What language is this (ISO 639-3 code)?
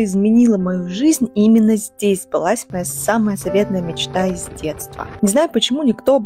rus